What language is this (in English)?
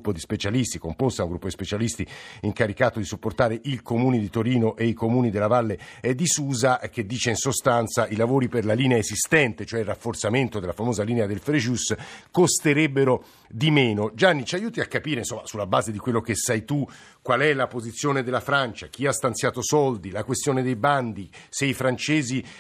Italian